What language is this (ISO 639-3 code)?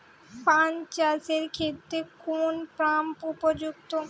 ben